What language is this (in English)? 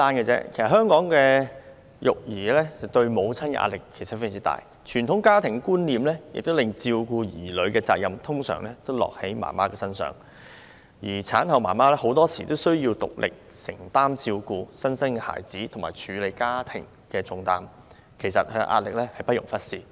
Cantonese